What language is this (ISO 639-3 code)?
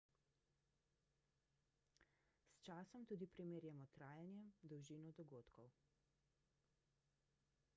slv